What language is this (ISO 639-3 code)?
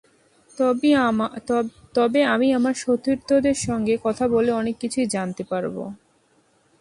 ben